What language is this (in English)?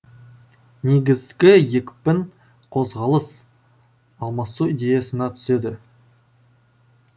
Kazakh